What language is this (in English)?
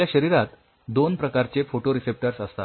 Marathi